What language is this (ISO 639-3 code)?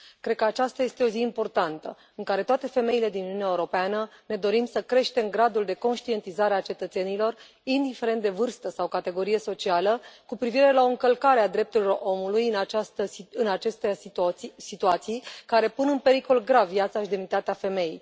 ron